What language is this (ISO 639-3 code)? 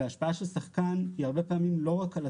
heb